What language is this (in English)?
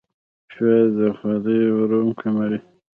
Pashto